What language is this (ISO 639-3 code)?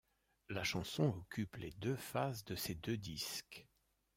fra